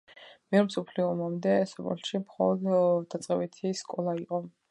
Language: Georgian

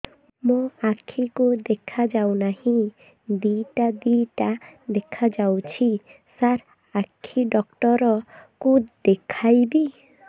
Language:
Odia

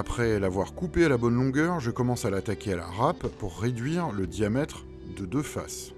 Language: French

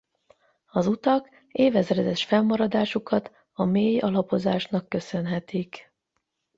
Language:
Hungarian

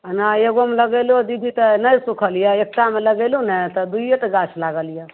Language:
Maithili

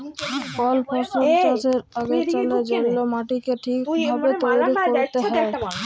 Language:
Bangla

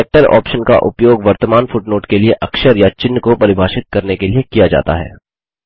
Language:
Hindi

